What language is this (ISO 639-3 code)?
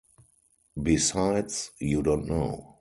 eng